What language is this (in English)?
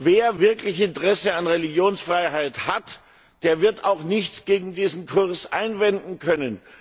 German